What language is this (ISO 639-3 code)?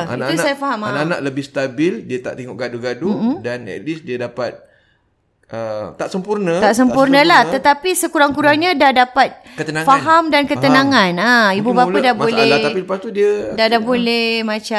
msa